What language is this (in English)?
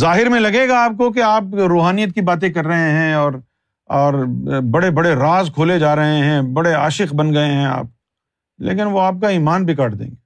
Urdu